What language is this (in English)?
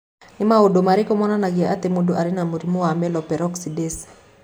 Kikuyu